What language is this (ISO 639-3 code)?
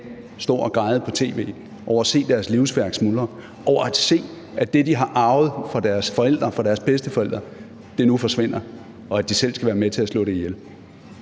dan